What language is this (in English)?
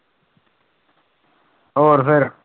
Punjabi